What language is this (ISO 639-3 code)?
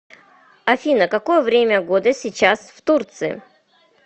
rus